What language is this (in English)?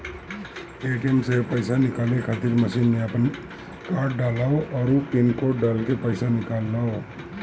Bhojpuri